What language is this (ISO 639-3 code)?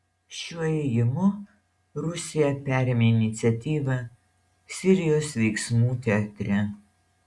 lit